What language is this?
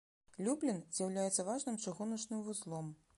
Belarusian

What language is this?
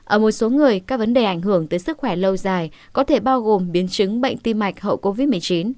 Vietnamese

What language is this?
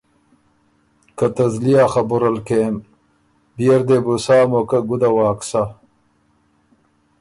Ormuri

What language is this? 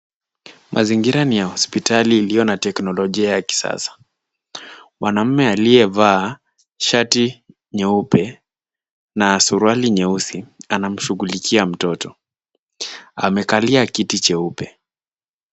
Swahili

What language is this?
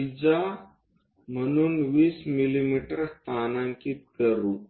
Marathi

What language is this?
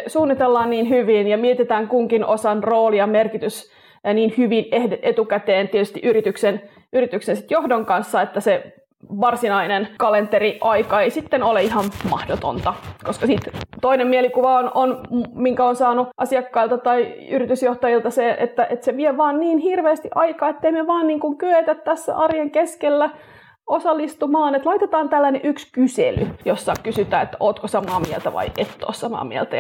Finnish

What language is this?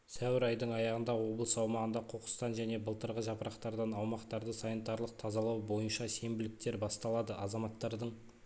Kazakh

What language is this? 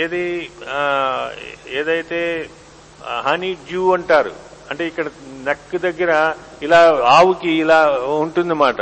Telugu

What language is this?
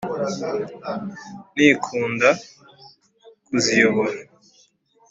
Kinyarwanda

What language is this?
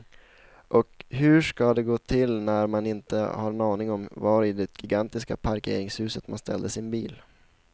Swedish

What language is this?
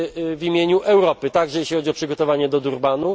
Polish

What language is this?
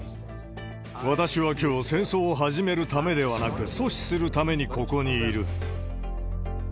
Japanese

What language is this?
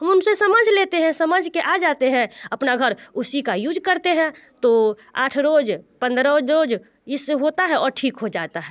Hindi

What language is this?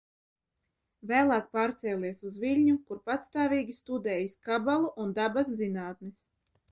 Latvian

